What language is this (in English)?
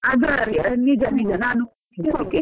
Kannada